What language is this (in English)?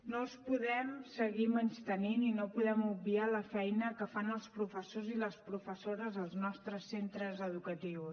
Catalan